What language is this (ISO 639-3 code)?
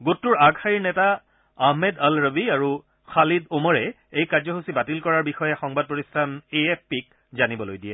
asm